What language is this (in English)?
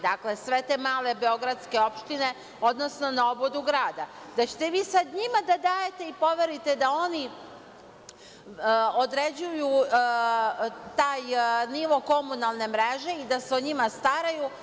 Serbian